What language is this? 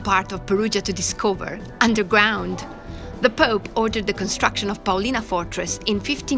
English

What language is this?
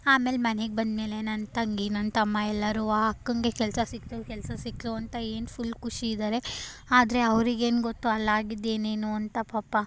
Kannada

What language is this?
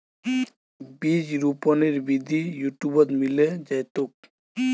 Magahi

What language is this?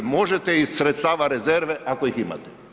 Croatian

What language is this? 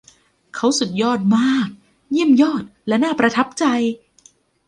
Thai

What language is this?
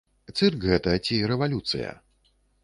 Belarusian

